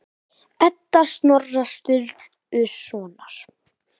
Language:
Icelandic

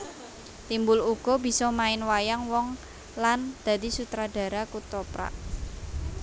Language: Javanese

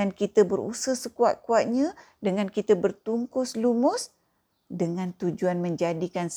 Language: Malay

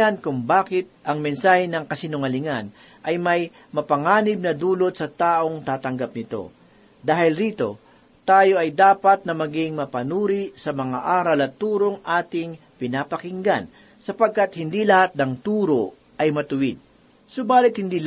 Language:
Filipino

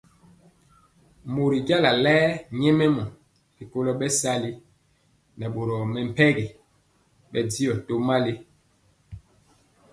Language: Mpiemo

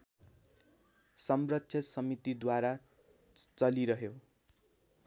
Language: Nepali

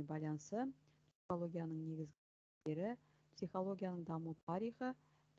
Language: Russian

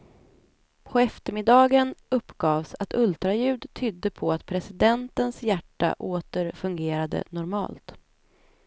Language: Swedish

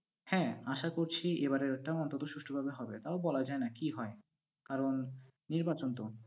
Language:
Bangla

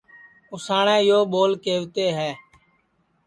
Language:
Sansi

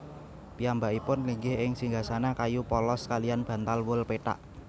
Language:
Javanese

